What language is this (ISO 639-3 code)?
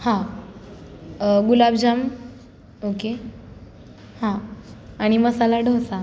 mar